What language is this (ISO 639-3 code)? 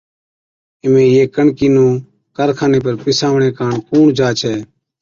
odk